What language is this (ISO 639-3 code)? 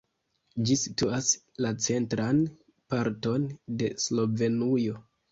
epo